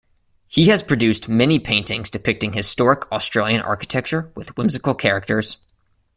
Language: English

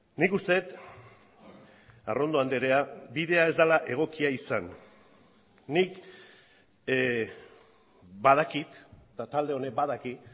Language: Basque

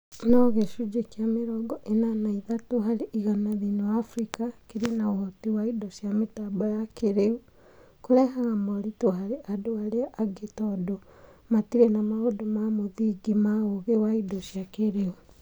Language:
Kikuyu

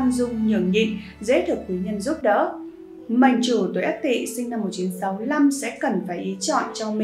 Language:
Vietnamese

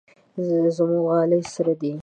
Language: Pashto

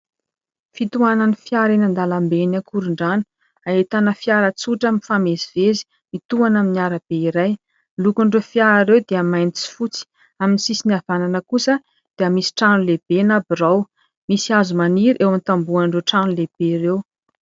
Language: Malagasy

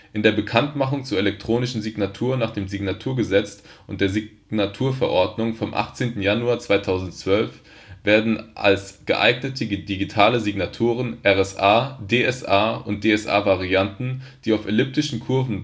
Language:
German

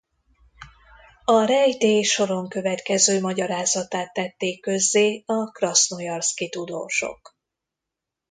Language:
Hungarian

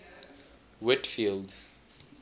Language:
English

